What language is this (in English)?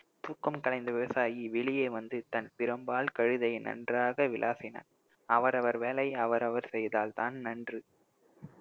Tamil